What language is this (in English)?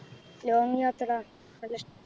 Malayalam